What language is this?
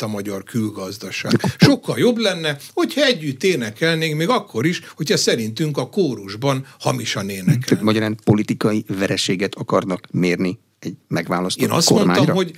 Hungarian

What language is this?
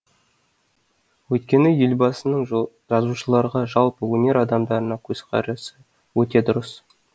Kazakh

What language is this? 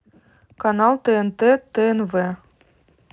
Russian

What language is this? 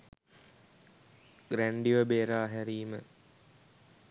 Sinhala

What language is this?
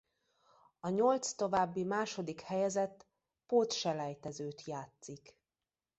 Hungarian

